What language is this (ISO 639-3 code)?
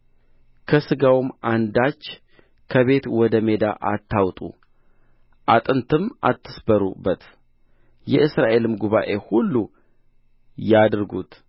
amh